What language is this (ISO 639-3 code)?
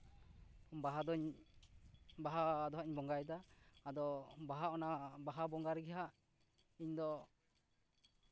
sat